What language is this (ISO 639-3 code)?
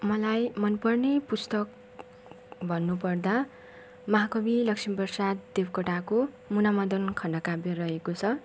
nep